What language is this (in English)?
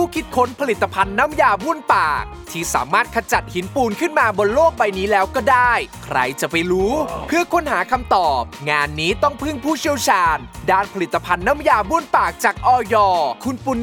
Thai